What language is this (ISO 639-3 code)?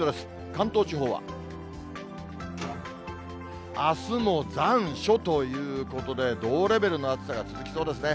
jpn